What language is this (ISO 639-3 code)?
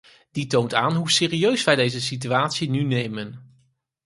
nld